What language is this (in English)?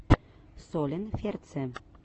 Russian